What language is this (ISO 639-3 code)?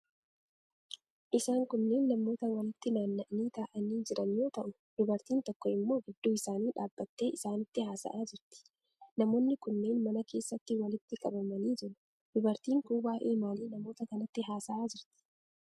orm